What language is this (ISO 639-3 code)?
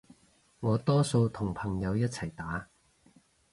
yue